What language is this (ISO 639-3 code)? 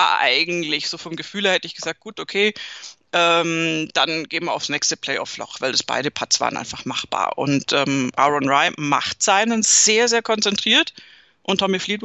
deu